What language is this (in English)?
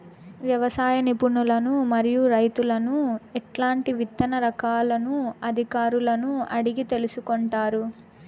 Telugu